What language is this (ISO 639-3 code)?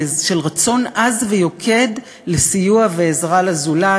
heb